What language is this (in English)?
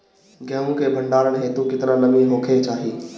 Bhojpuri